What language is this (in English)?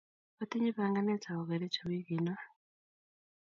Kalenjin